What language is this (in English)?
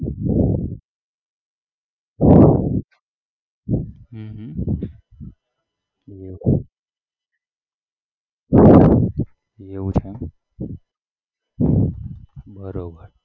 Gujarati